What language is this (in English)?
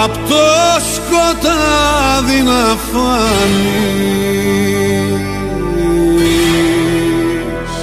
Greek